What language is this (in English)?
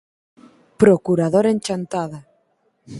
Galician